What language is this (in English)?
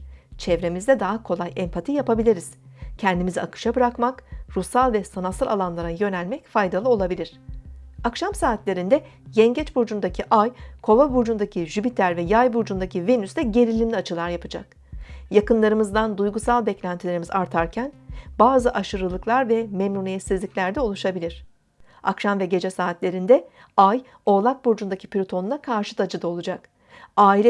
Turkish